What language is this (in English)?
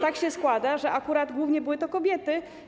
Polish